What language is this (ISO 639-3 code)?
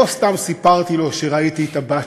heb